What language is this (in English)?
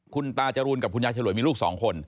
Thai